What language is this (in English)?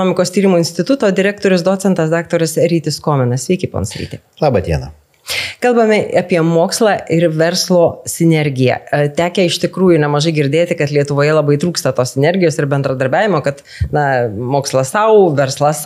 Lithuanian